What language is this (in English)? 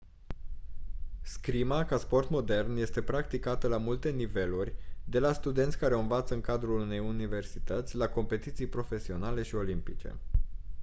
Romanian